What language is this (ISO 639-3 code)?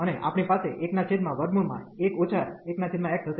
guj